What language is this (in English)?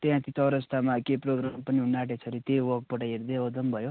Nepali